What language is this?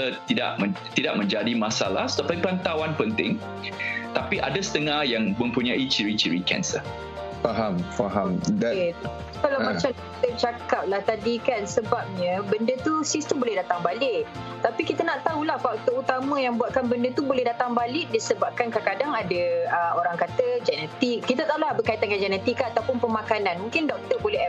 Malay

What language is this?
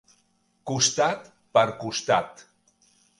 Catalan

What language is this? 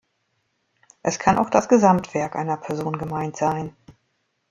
German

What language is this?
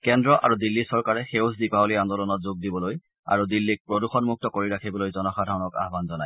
Assamese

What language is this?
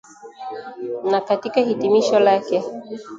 Swahili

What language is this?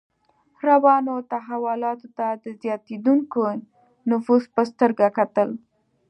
Pashto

